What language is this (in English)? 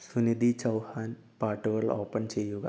Malayalam